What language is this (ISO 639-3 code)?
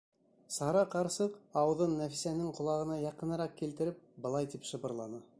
bak